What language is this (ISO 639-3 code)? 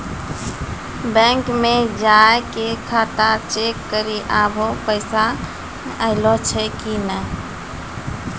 mai